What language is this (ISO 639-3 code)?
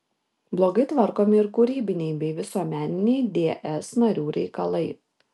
lit